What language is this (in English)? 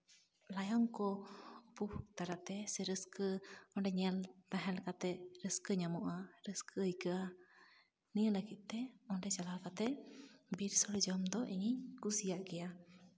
Santali